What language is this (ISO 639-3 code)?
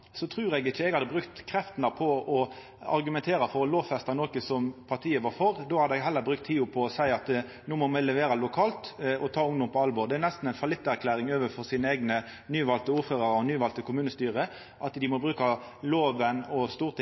nno